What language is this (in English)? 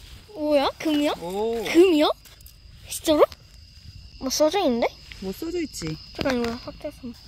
Korean